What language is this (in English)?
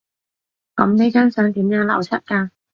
Cantonese